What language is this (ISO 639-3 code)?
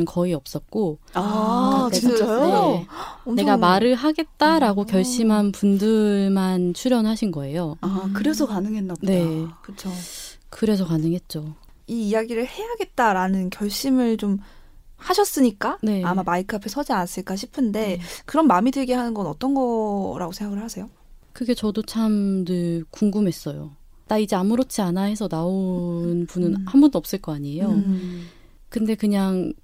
kor